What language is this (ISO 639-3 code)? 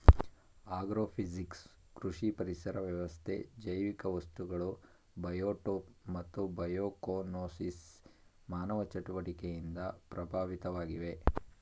kan